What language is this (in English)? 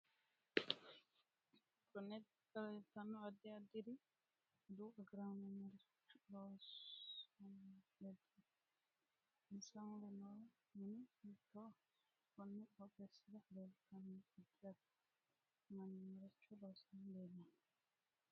Sidamo